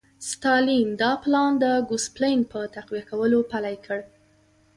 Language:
Pashto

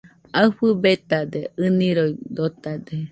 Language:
Nüpode Huitoto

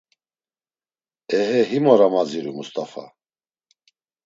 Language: Laz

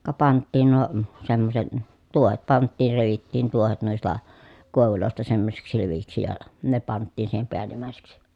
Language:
Finnish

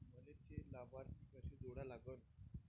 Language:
Marathi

